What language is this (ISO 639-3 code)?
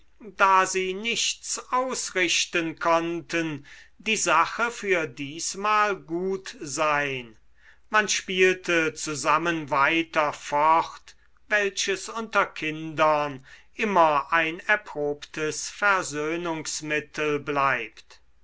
deu